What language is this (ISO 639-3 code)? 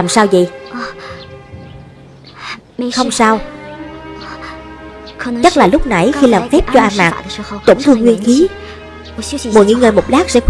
vie